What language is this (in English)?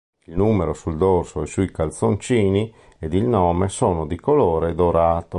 Italian